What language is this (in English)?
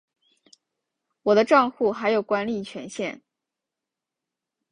Chinese